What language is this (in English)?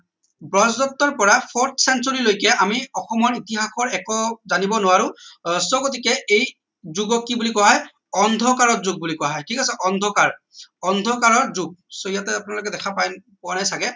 Assamese